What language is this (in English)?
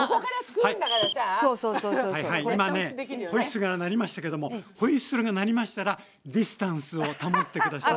Japanese